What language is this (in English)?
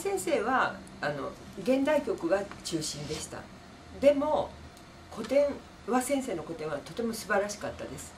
Japanese